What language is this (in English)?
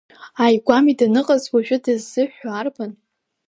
Abkhazian